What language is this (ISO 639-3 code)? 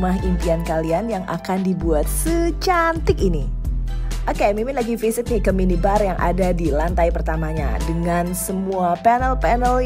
ind